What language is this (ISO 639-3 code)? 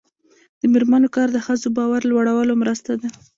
pus